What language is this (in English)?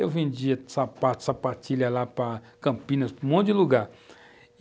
Portuguese